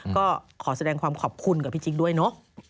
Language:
Thai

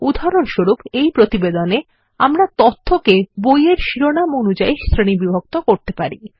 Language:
Bangla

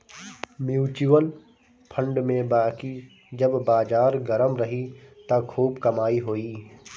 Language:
Bhojpuri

